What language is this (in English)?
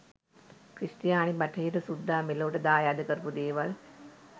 Sinhala